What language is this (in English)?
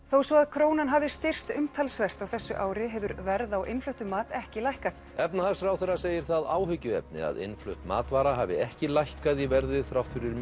Icelandic